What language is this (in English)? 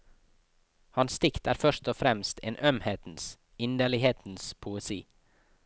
Norwegian